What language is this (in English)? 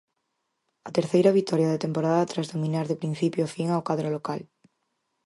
Galician